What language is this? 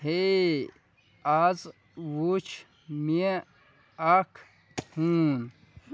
Kashmiri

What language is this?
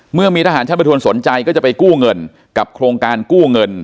Thai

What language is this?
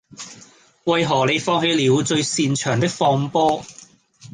Cantonese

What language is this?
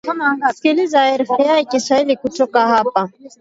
Swahili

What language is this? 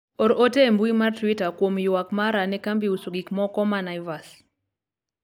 Luo (Kenya and Tanzania)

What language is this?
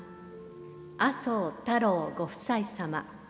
Japanese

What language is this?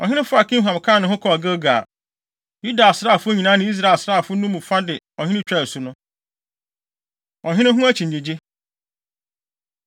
Akan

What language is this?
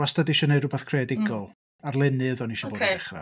Welsh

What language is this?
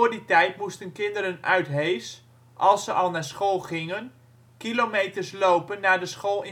Dutch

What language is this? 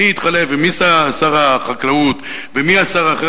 Hebrew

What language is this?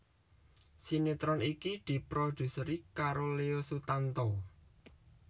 Javanese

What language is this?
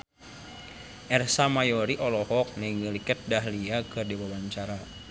Sundanese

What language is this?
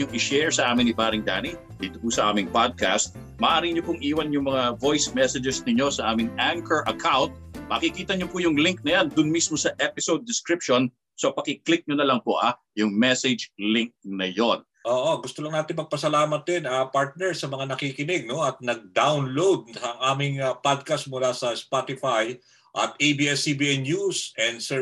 Filipino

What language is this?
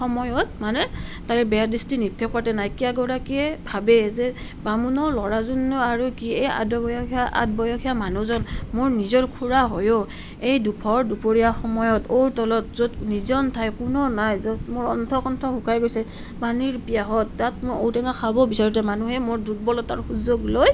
Assamese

